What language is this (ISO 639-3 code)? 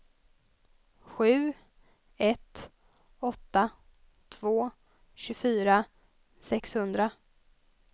swe